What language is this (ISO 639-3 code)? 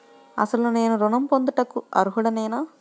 tel